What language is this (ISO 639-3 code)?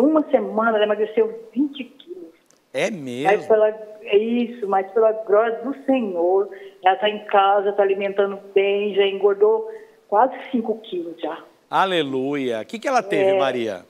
por